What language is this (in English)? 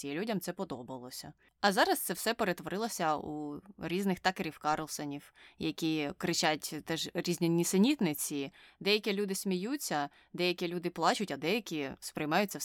Ukrainian